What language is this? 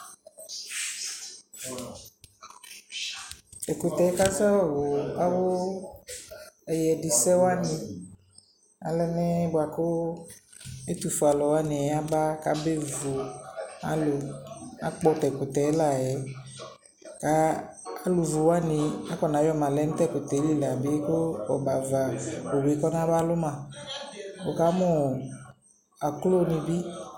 Ikposo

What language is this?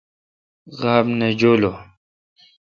Kalkoti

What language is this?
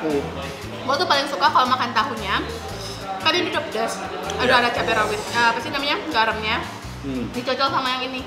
Indonesian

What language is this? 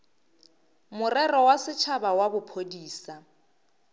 Northern Sotho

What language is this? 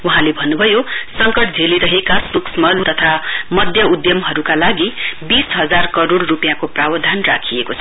Nepali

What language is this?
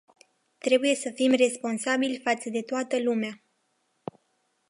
Romanian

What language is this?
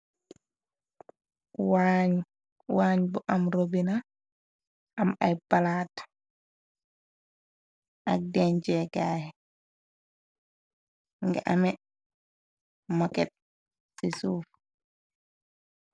Wolof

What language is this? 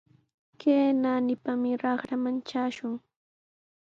Sihuas Ancash Quechua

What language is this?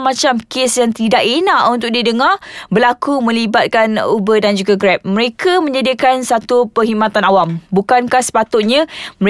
Malay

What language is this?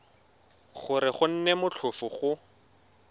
Tswana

